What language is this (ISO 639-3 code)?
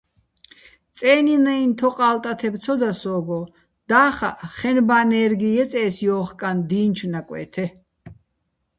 bbl